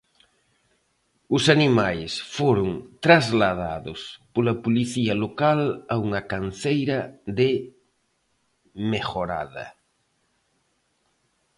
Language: Galician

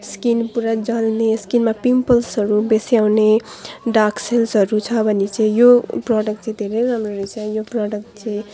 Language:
Nepali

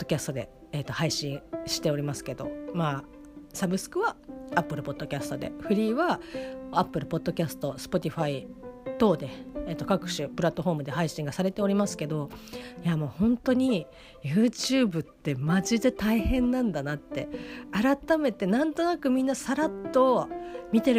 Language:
Japanese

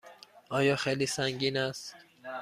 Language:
Persian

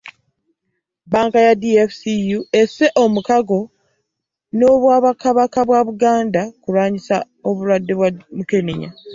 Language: Ganda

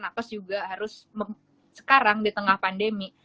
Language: Indonesian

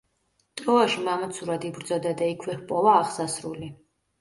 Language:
Georgian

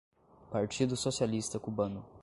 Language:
Portuguese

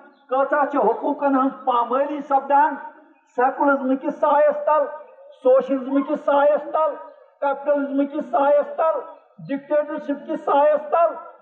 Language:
Urdu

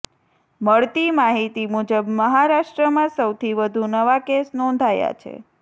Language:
Gujarati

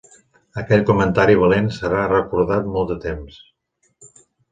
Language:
Catalan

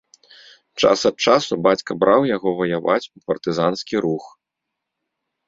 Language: Belarusian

